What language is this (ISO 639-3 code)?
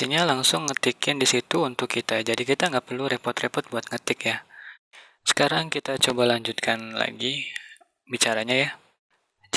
ind